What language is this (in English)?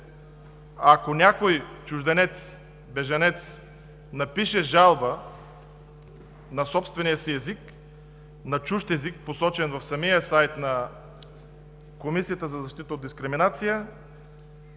Bulgarian